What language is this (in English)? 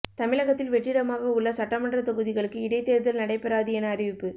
Tamil